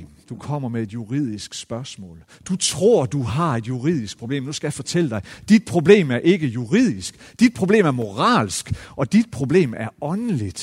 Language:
Danish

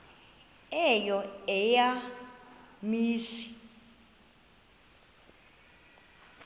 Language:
Xhosa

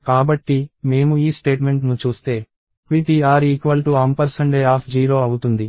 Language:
Telugu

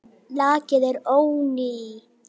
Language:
Icelandic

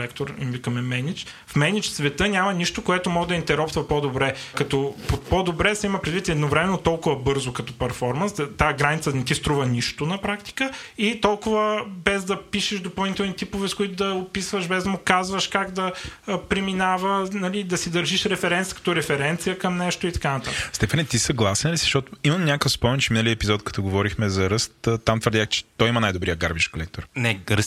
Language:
Bulgarian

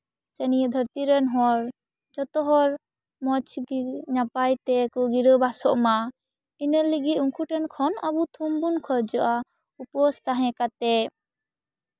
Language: Santali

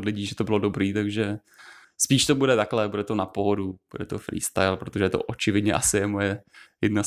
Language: Czech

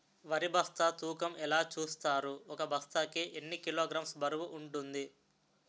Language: Telugu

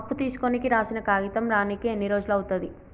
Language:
Telugu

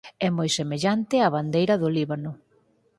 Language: Galician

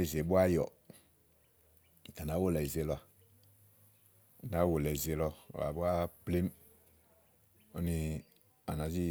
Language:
Igo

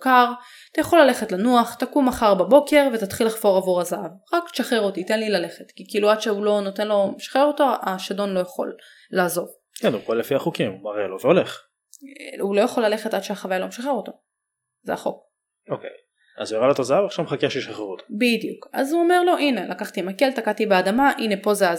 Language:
Hebrew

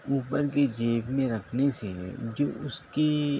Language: Urdu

